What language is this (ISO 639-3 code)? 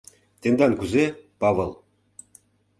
chm